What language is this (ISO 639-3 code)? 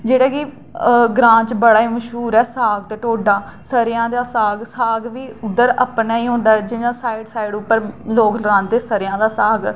doi